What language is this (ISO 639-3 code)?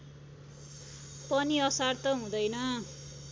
nep